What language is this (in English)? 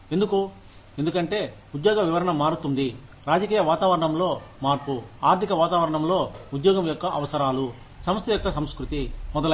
Telugu